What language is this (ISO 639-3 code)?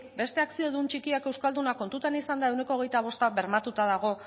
eus